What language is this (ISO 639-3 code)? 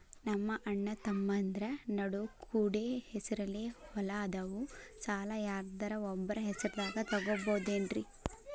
kan